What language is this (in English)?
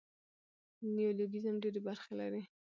Pashto